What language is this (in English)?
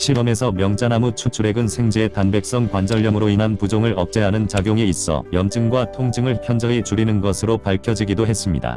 Korean